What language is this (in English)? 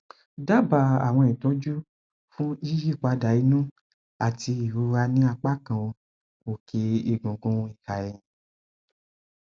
Yoruba